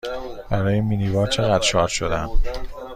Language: Persian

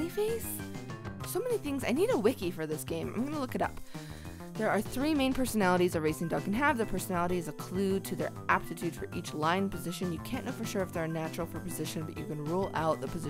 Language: English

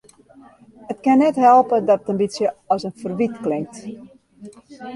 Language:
Western Frisian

